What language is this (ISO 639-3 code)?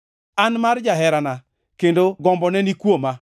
luo